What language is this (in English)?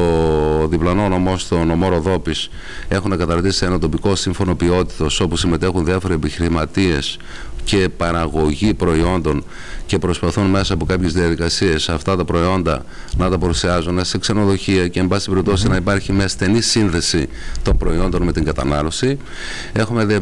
Greek